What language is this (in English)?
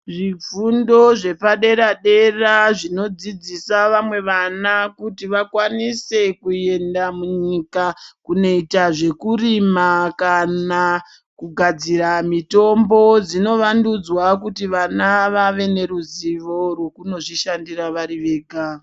Ndau